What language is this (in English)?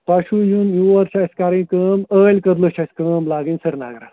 Kashmiri